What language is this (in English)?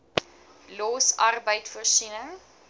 Afrikaans